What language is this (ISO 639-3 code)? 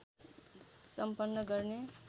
nep